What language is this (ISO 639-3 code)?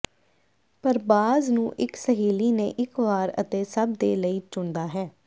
pan